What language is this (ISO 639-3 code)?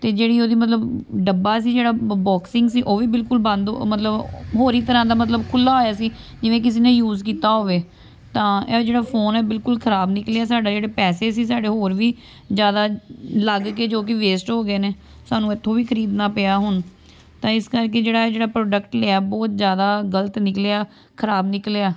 pan